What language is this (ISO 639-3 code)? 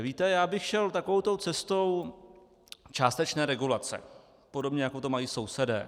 ces